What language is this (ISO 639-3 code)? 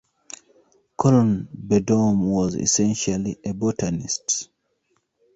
eng